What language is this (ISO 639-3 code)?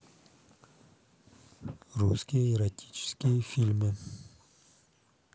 rus